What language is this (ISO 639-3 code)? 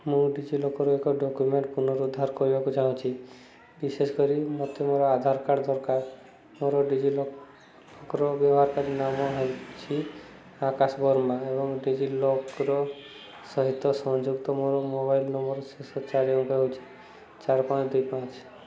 ori